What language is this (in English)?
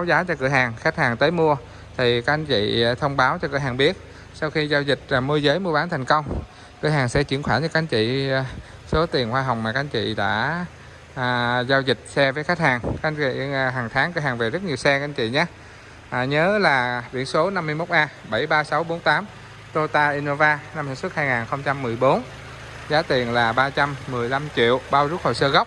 Vietnamese